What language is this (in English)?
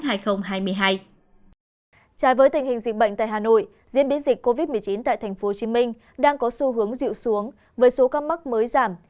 Vietnamese